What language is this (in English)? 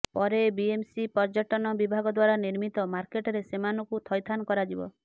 Odia